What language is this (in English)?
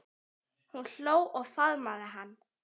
Icelandic